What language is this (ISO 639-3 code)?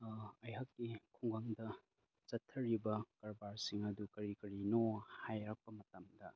mni